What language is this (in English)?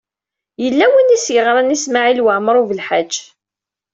Kabyle